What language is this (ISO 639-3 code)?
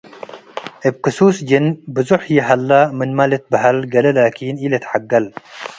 tig